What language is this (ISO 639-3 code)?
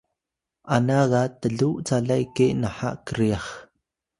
tay